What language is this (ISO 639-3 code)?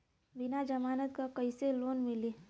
bho